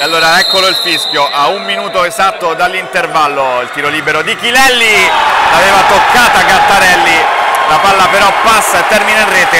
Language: Italian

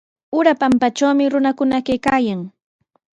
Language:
Sihuas Ancash Quechua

